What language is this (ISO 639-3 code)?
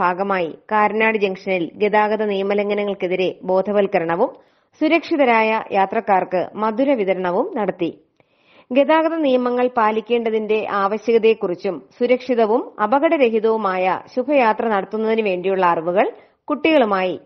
spa